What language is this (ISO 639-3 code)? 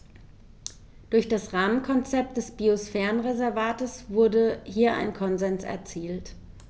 deu